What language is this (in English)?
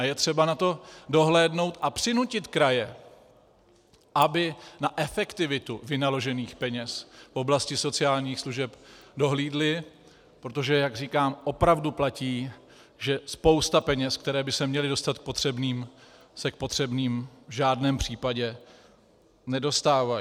Czech